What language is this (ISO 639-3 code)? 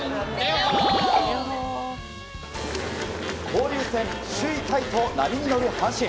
jpn